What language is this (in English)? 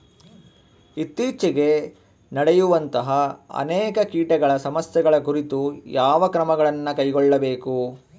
Kannada